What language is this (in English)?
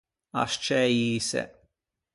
Ligurian